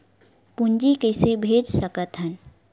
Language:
Chhattisgarhi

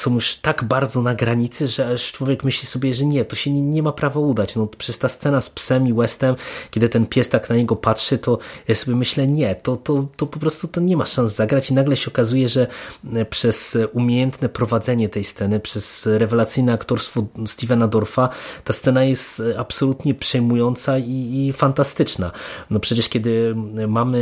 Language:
Polish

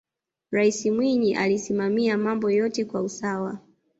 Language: Swahili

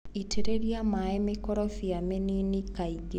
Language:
Kikuyu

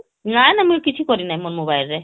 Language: Odia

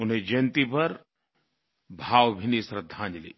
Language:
Hindi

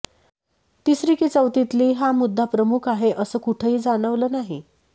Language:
Marathi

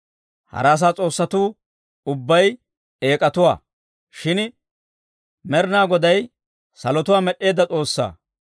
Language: Dawro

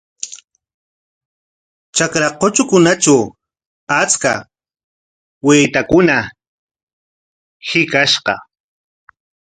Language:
Corongo Ancash Quechua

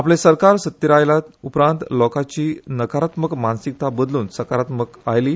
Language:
Konkani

